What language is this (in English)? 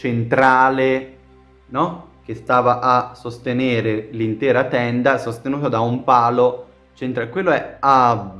Italian